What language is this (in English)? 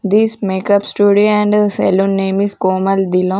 English